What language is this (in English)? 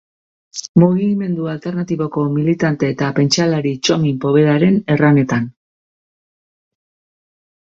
Basque